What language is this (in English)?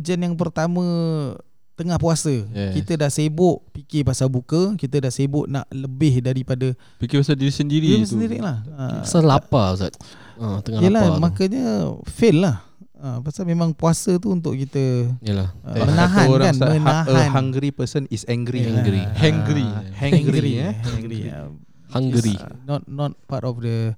Malay